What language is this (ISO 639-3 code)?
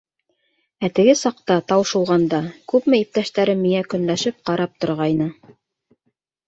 bak